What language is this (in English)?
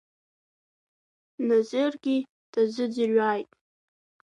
Abkhazian